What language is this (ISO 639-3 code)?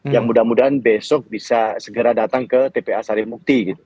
ind